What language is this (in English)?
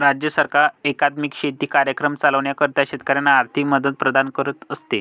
Marathi